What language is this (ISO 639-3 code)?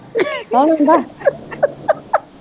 pan